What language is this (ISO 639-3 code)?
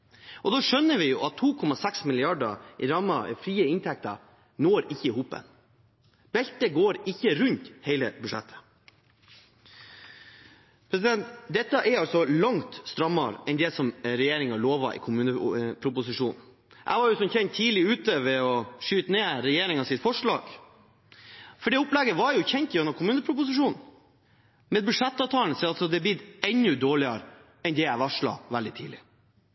nob